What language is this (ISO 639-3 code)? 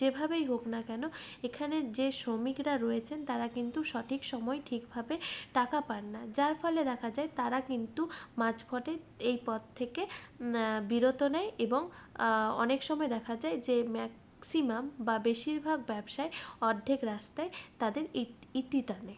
ben